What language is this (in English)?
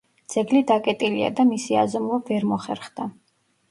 Georgian